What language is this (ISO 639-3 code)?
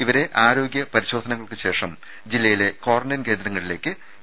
mal